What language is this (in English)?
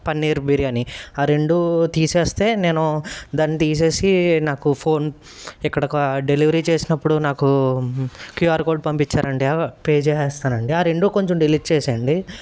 Telugu